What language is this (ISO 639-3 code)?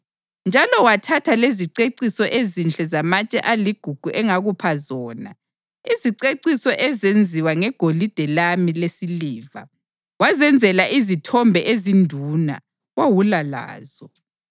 nde